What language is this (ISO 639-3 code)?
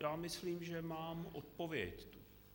ces